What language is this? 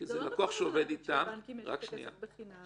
Hebrew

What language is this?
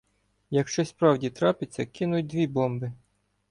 Ukrainian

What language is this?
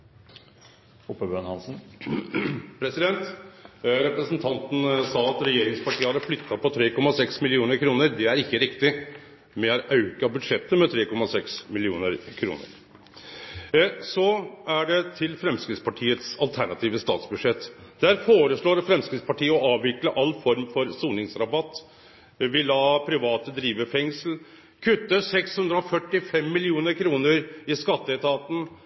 Norwegian Nynorsk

